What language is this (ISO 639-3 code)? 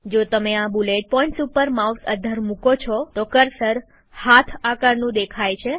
guj